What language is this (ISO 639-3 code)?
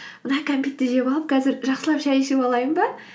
kaz